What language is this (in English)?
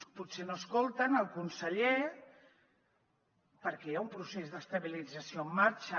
Catalan